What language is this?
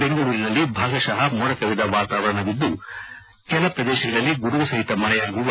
Kannada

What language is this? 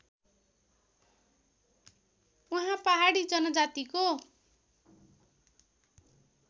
Nepali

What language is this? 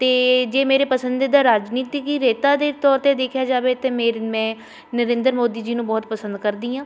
Punjabi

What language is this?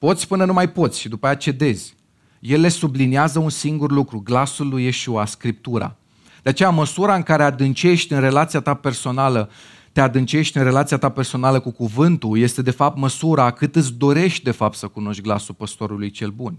Romanian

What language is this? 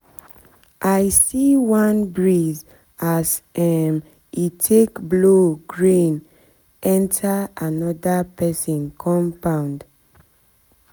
Nigerian Pidgin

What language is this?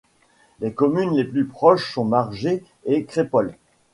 French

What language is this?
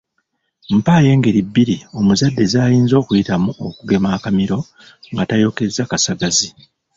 Ganda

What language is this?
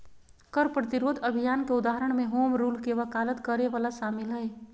Magahi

